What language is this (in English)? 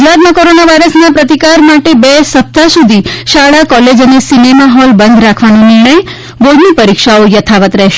Gujarati